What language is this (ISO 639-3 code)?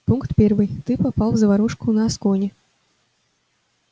rus